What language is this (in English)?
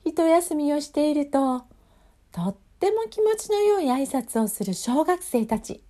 Japanese